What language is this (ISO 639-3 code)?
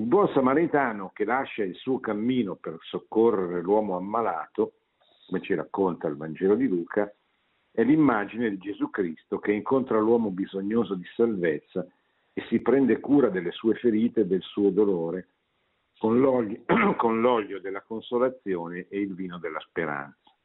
ita